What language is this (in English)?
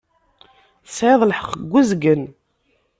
Kabyle